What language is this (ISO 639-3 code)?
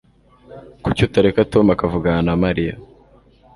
kin